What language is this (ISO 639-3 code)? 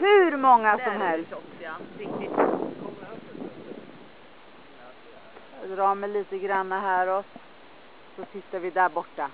swe